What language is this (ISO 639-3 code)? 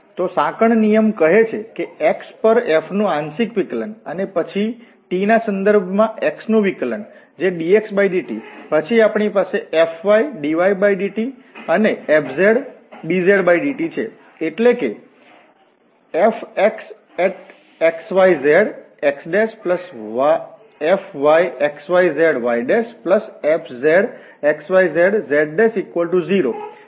guj